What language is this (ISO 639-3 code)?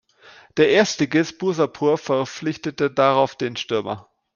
deu